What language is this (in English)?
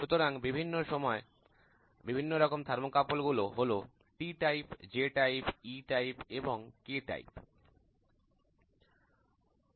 Bangla